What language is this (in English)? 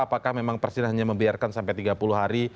Indonesian